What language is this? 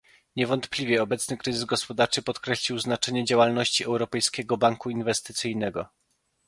Polish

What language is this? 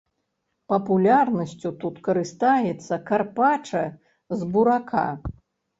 Belarusian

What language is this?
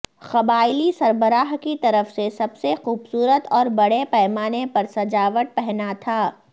Urdu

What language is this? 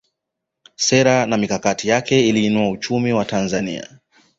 Swahili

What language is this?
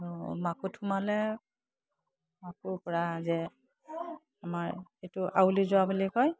Assamese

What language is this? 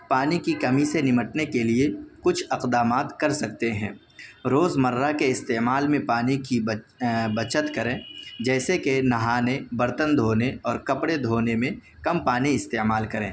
Urdu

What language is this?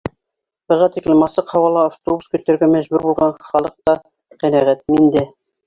Bashkir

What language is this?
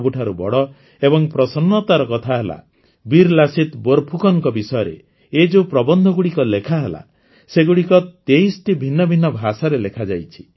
Odia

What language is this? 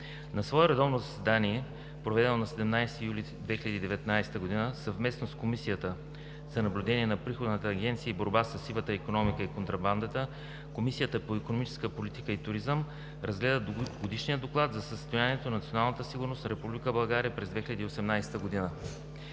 Bulgarian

